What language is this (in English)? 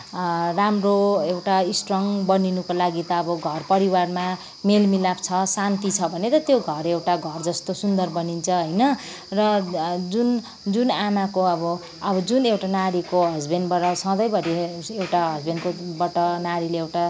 Nepali